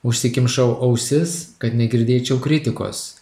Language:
Lithuanian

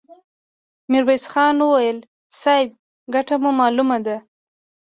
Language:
Pashto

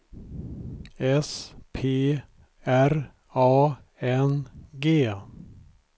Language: Swedish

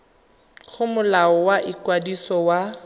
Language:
Tswana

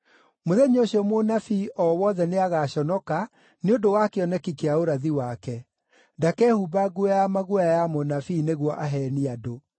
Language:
Kikuyu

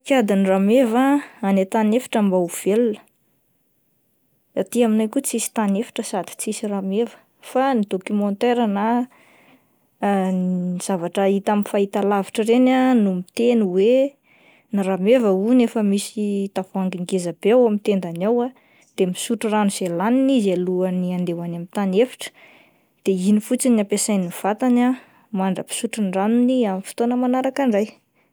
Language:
Malagasy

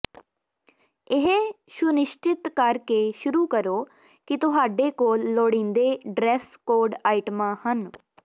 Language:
Punjabi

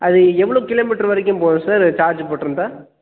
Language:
Tamil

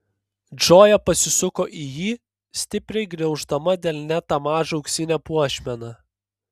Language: Lithuanian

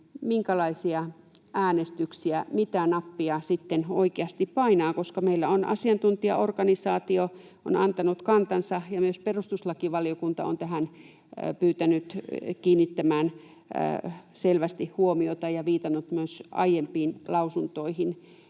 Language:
Finnish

